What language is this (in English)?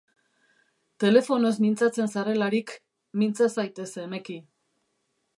Basque